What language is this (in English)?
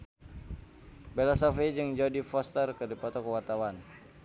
Sundanese